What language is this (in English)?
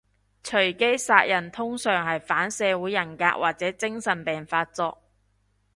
Cantonese